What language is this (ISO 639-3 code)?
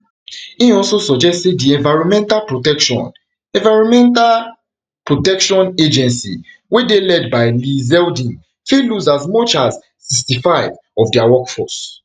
pcm